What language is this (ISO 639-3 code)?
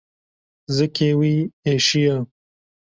kur